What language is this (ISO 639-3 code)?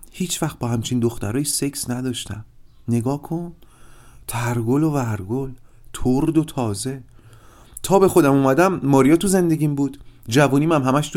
fas